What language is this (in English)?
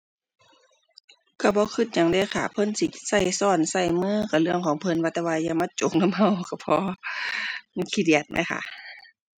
Thai